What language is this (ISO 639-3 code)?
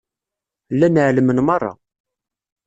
kab